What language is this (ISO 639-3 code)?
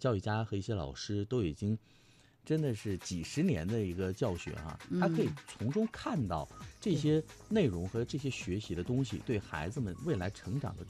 zho